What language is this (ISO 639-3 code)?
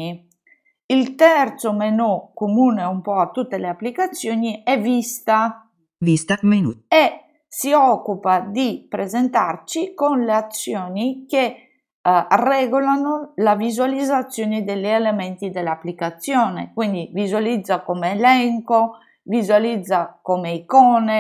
ita